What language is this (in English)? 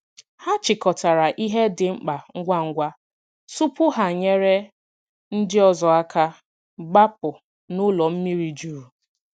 Igbo